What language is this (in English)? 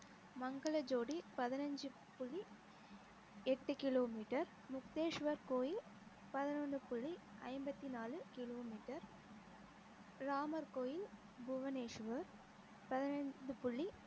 Tamil